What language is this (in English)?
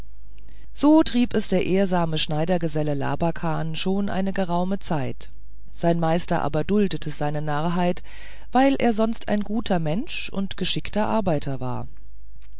German